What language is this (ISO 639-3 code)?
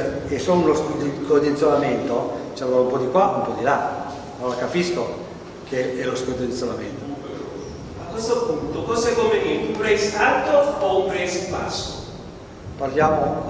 ita